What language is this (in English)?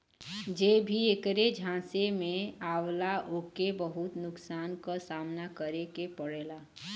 Bhojpuri